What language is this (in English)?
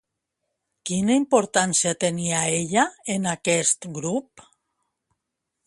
Catalan